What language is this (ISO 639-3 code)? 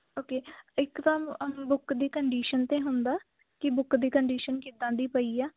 pan